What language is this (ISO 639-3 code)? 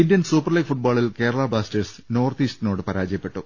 mal